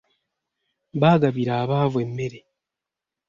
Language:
Ganda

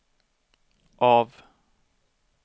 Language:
Swedish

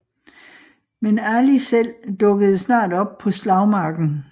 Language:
Danish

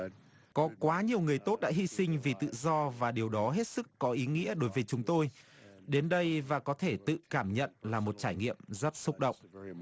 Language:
Vietnamese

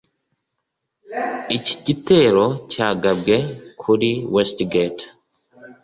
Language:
Kinyarwanda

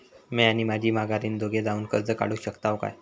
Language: Marathi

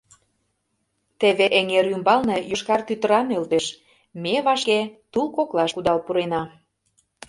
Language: Mari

